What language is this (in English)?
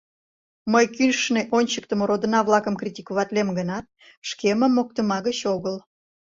Mari